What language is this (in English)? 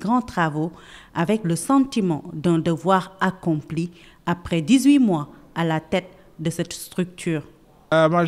French